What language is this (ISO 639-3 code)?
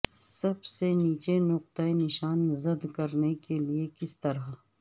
urd